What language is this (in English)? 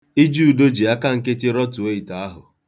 Igbo